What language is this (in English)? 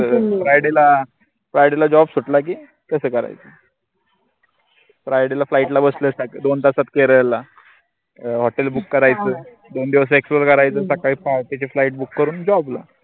Marathi